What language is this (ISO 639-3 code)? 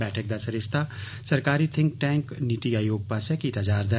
doi